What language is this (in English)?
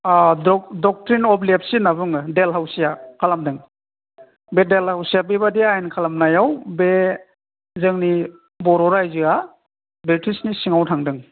Bodo